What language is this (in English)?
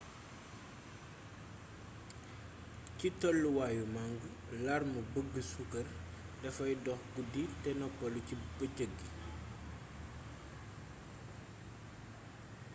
Wolof